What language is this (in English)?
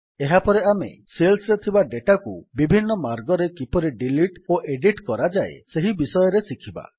Odia